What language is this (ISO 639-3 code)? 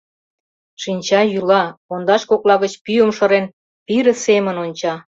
chm